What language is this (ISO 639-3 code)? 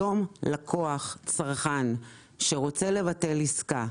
heb